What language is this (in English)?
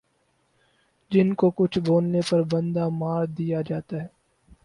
Urdu